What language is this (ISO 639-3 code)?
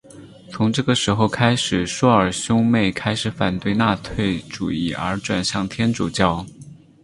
zho